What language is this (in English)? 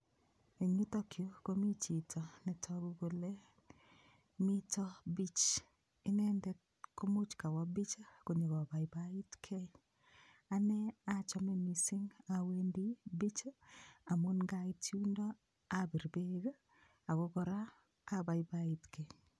Kalenjin